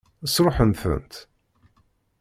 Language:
Kabyle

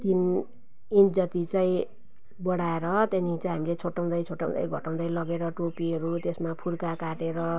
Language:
Nepali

